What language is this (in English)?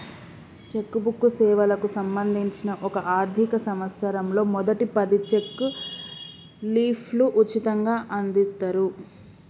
Telugu